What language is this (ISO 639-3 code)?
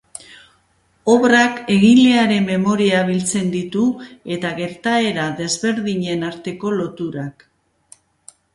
eus